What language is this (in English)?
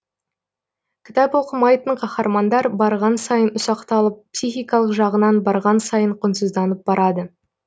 Kazakh